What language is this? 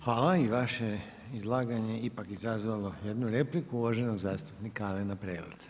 Croatian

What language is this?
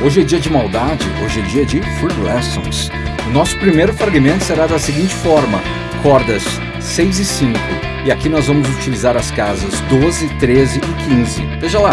Portuguese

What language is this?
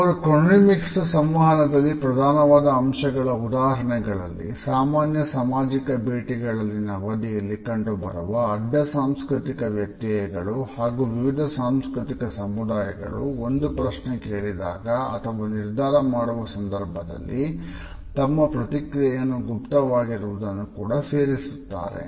Kannada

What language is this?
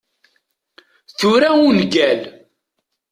Kabyle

